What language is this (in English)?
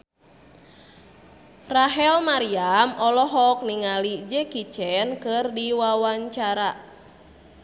Sundanese